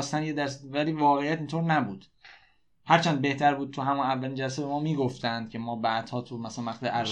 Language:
Persian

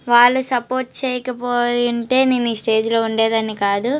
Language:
Telugu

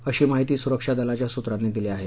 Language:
Marathi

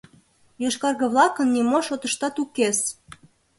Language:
Mari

